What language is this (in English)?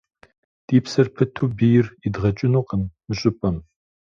Kabardian